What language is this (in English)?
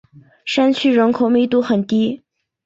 Chinese